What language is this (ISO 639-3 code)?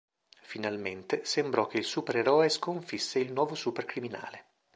ita